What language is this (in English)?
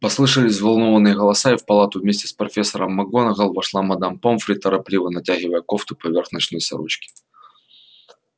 Russian